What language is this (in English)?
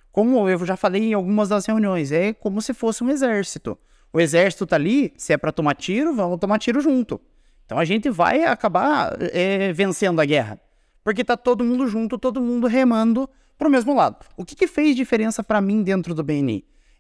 Portuguese